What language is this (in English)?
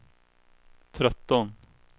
Swedish